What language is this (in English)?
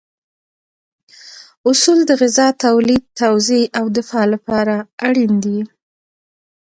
Pashto